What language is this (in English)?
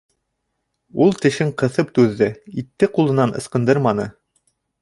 Bashkir